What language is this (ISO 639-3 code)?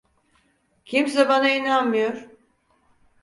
tur